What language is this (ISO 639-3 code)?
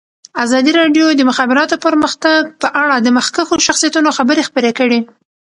pus